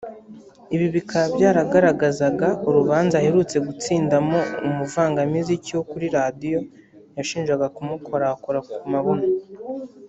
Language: Kinyarwanda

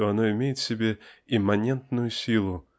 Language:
Russian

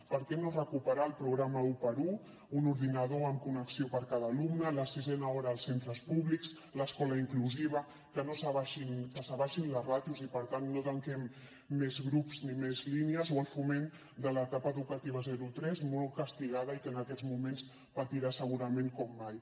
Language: Catalan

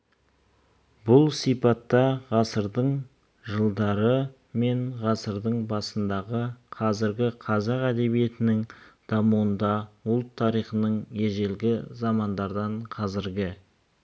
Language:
Kazakh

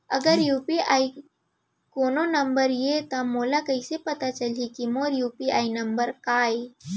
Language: Chhattisgarhi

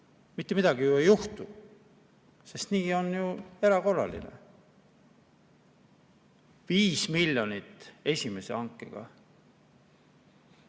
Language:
Estonian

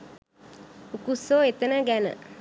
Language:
Sinhala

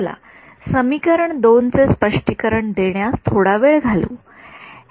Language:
Marathi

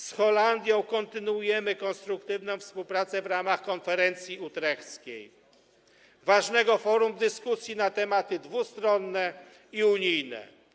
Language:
Polish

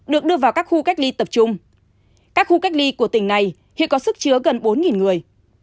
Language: Vietnamese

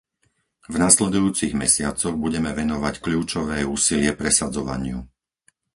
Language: Slovak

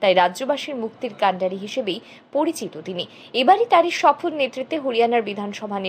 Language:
Turkish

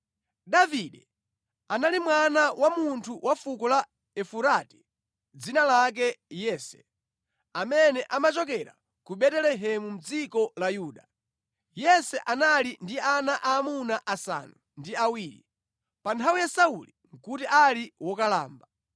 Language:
Nyanja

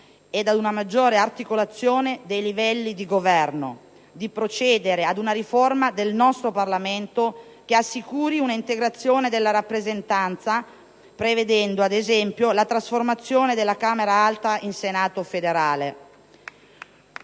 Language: Italian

